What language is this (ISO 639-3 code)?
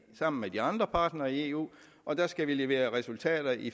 dan